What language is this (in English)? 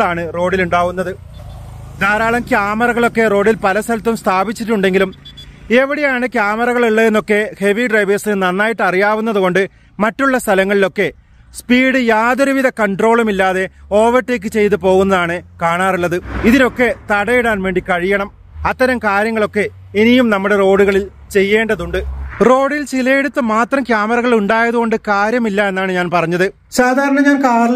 Malayalam